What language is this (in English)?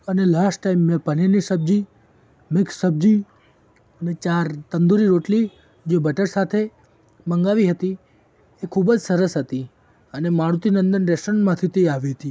Gujarati